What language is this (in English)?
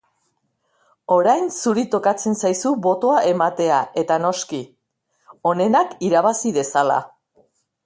Basque